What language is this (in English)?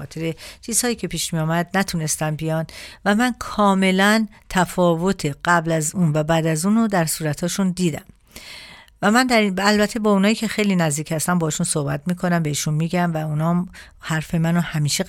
Persian